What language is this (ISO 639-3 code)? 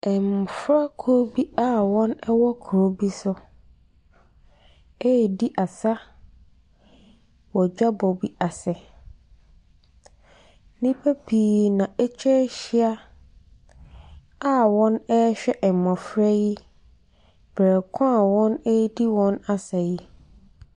aka